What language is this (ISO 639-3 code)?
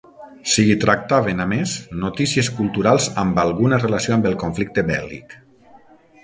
cat